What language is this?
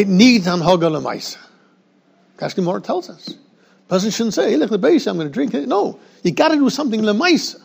English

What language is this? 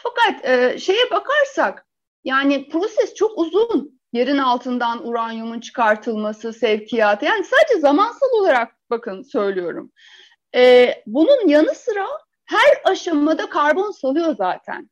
Turkish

